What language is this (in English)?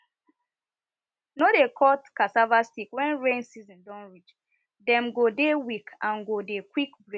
Nigerian Pidgin